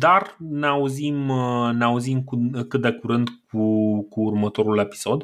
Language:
Romanian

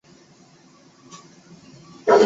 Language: Chinese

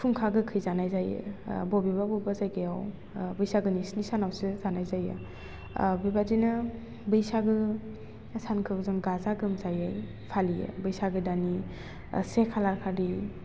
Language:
Bodo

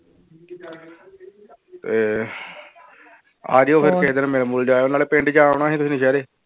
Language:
Punjabi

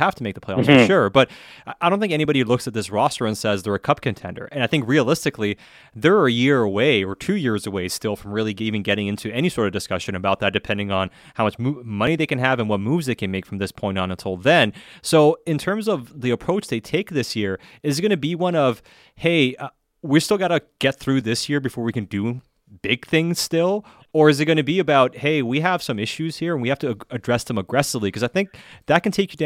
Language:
English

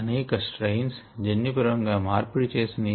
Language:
Telugu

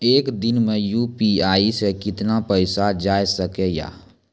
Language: Maithili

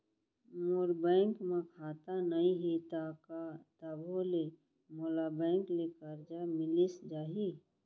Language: Chhattisgarhi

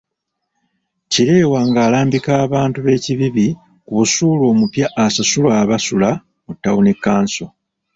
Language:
Ganda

